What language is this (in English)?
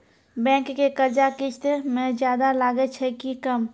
Maithili